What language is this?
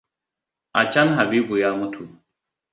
Hausa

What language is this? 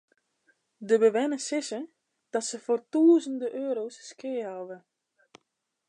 Western Frisian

